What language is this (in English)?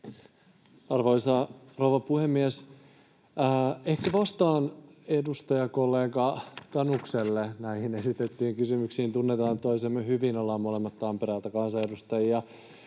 Finnish